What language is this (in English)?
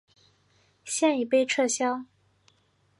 Chinese